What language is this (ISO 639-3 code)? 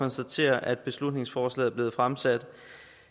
dan